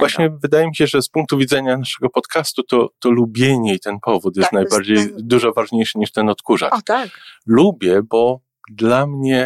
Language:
Polish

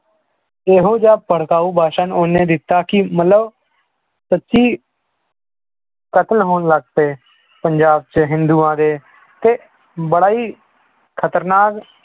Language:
Punjabi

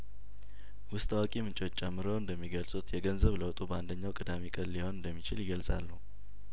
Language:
Amharic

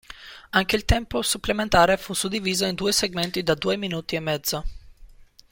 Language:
Italian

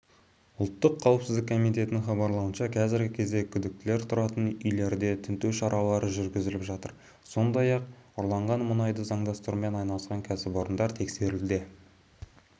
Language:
Kazakh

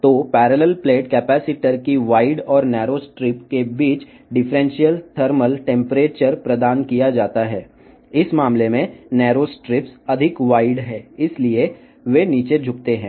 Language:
Telugu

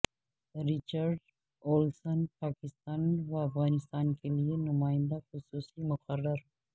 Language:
Urdu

